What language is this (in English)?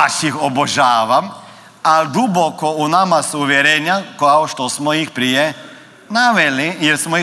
Croatian